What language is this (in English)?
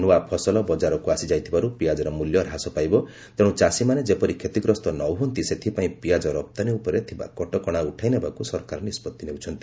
Odia